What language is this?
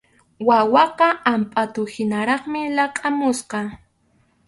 Arequipa-La Unión Quechua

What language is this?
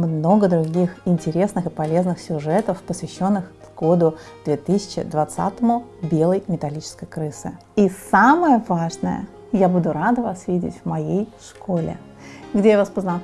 Russian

